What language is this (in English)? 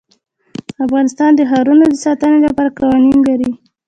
Pashto